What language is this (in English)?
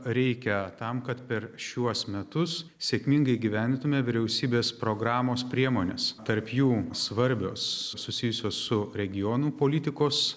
Lithuanian